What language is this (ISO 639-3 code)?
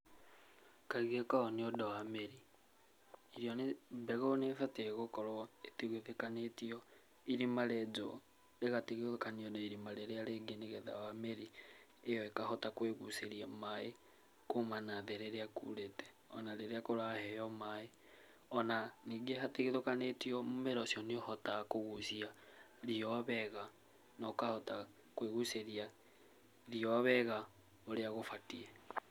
kik